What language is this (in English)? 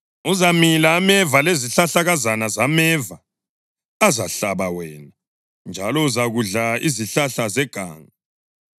North Ndebele